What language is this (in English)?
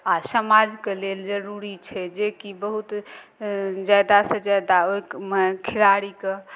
Maithili